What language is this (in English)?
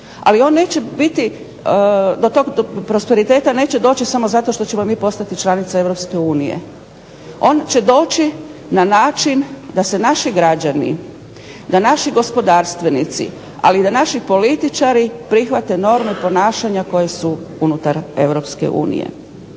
Croatian